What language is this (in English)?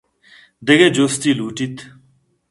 Eastern Balochi